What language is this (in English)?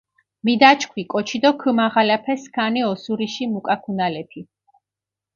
Mingrelian